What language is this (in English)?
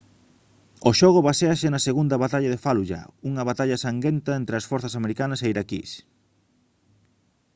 Galician